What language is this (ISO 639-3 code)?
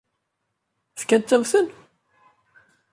kab